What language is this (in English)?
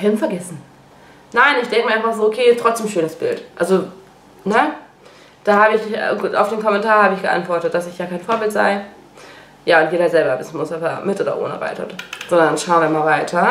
German